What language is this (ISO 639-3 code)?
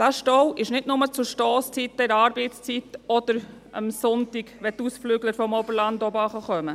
gsw